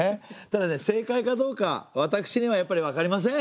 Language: Japanese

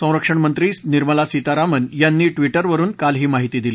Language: Marathi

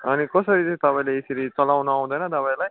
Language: Nepali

